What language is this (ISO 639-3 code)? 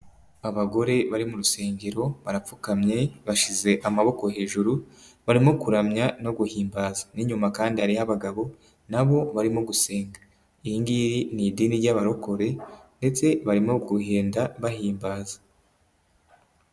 kin